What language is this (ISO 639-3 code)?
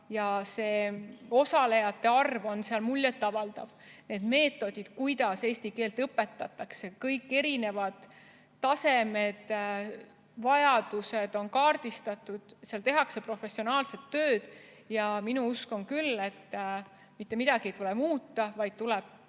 est